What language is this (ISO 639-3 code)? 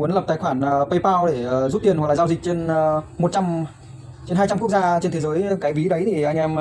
vie